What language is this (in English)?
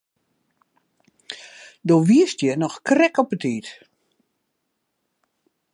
Western Frisian